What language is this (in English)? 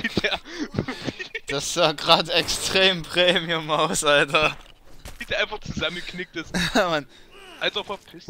German